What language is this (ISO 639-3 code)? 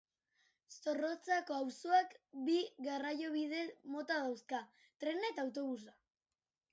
eus